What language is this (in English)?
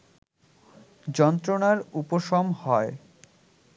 Bangla